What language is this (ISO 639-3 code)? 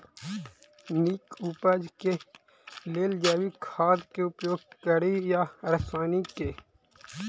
mai